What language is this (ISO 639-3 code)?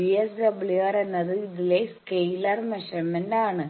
mal